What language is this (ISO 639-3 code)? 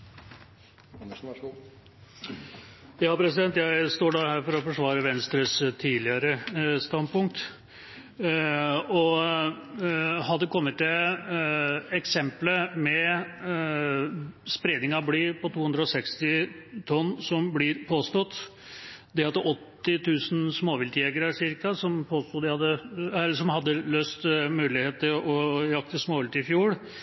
nob